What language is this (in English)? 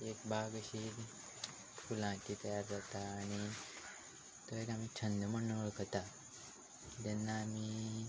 Konkani